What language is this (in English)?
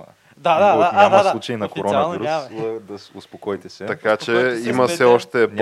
Bulgarian